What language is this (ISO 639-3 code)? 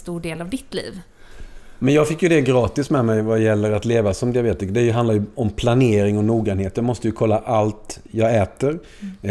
swe